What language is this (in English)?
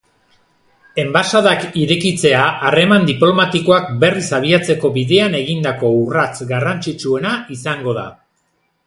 Basque